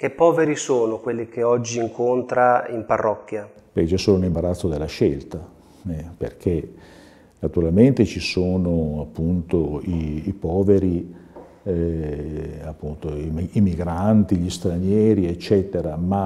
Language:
Italian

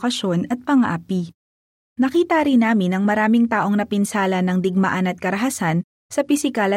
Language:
Filipino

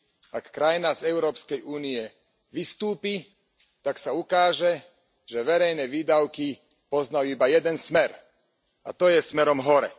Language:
Slovak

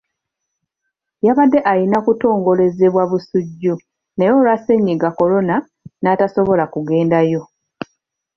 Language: Ganda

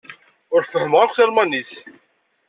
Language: Kabyle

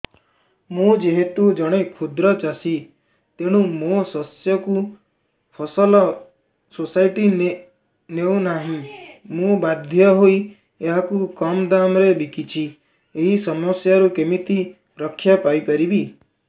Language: Odia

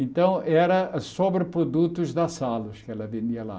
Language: Portuguese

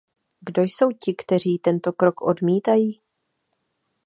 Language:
Czech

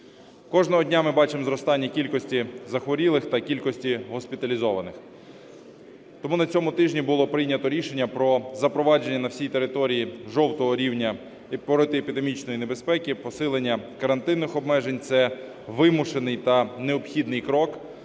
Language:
Ukrainian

